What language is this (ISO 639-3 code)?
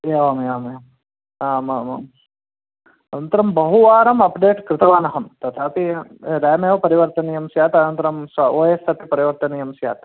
san